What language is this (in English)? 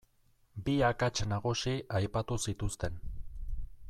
Basque